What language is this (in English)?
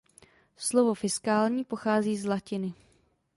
Czech